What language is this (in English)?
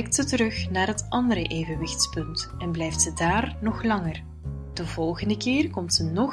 Dutch